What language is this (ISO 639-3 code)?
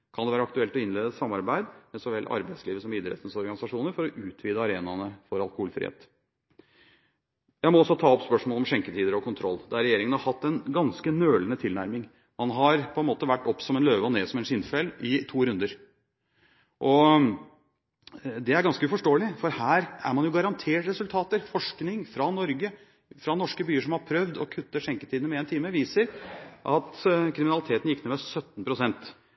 nob